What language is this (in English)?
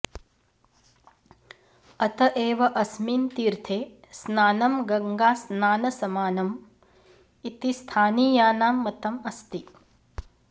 Sanskrit